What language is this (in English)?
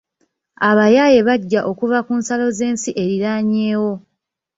Ganda